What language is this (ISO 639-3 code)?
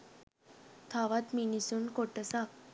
sin